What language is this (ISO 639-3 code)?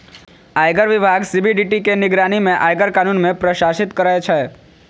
mai